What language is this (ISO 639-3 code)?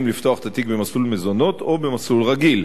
heb